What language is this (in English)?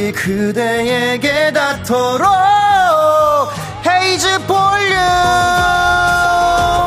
Korean